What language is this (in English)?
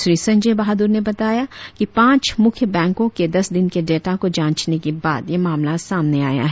Hindi